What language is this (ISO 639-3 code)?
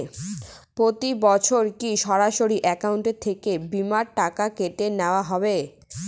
ben